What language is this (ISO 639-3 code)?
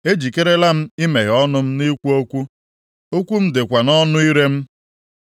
ibo